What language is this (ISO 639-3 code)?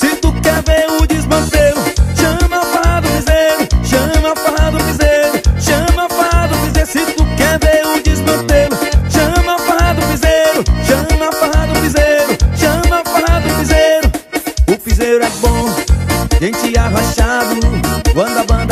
por